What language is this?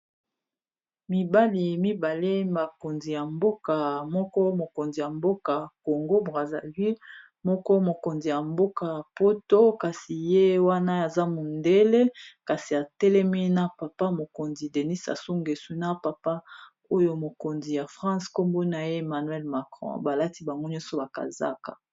Lingala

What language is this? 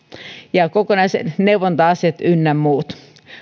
Finnish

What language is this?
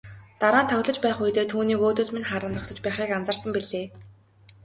Mongolian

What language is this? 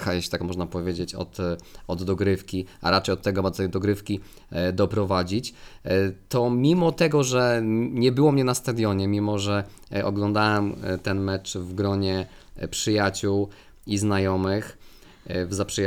Polish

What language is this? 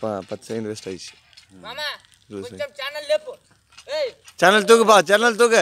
Spanish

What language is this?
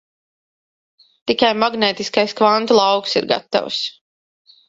Latvian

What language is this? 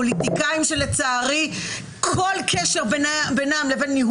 Hebrew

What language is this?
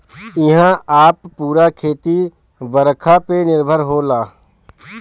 Bhojpuri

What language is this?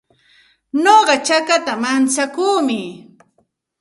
Santa Ana de Tusi Pasco Quechua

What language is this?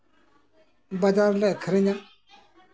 Santali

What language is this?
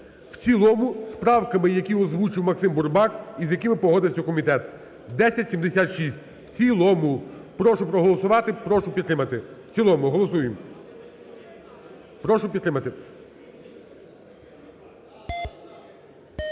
Ukrainian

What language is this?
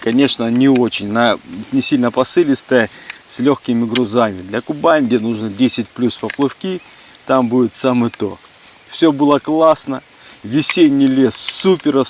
Russian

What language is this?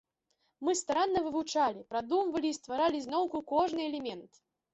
Belarusian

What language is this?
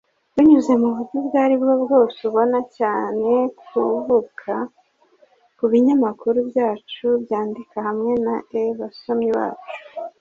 Kinyarwanda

